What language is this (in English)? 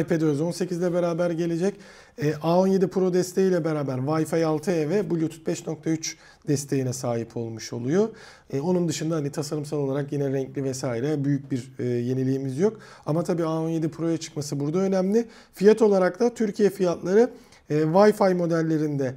Turkish